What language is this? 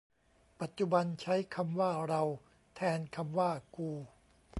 Thai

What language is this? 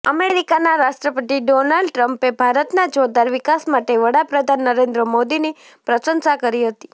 Gujarati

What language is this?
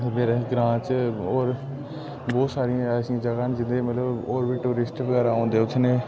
Dogri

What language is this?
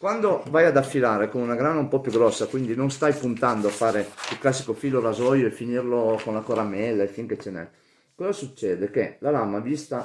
Italian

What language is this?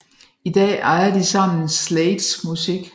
Danish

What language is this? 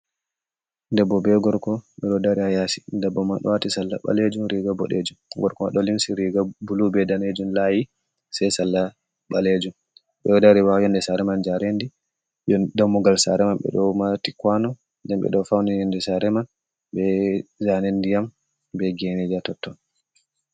Fula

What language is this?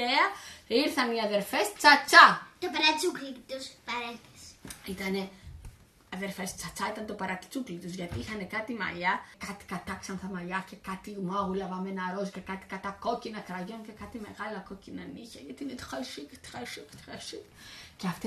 Greek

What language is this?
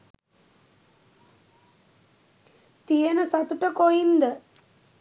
Sinhala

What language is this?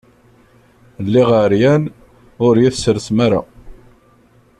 Kabyle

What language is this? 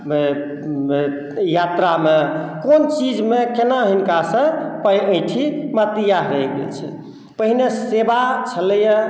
Maithili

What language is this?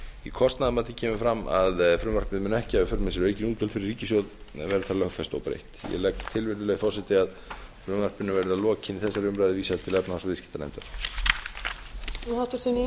Icelandic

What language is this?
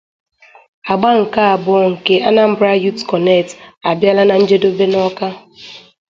Igbo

